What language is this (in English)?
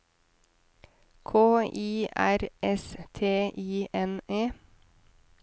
Norwegian